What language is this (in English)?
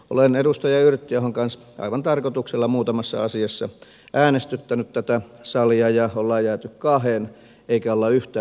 Finnish